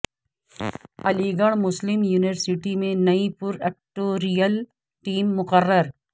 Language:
Urdu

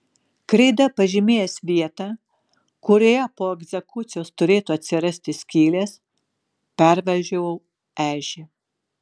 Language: Lithuanian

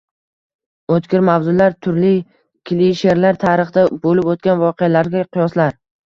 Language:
Uzbek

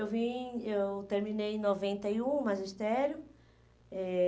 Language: Portuguese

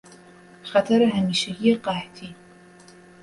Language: Persian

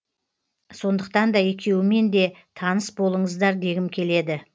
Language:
Kazakh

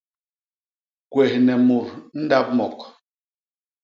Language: Basaa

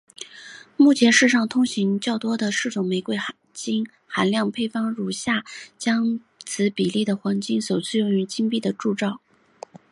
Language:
Chinese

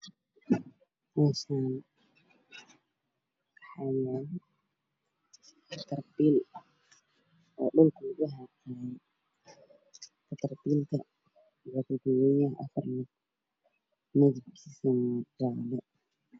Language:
Somali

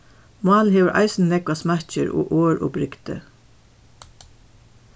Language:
Faroese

